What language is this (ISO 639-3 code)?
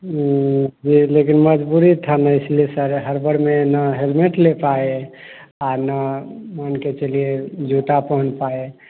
hin